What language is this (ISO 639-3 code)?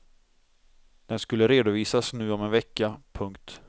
swe